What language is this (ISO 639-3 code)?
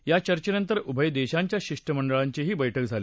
mar